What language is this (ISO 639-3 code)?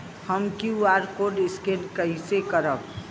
bho